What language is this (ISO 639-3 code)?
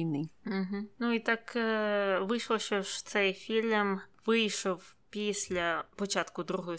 ukr